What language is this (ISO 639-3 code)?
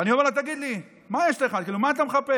heb